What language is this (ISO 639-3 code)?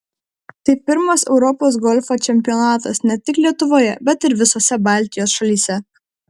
lit